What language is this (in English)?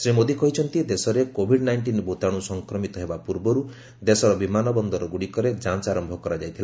Odia